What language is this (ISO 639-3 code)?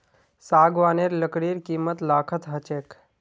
mag